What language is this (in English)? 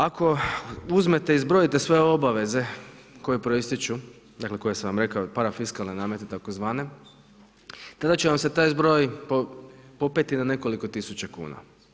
Croatian